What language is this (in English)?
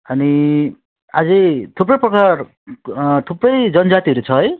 Nepali